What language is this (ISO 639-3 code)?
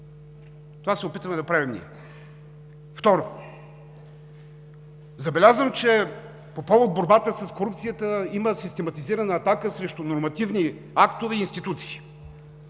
bul